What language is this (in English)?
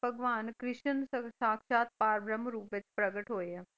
Punjabi